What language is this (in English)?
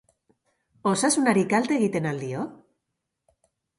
Basque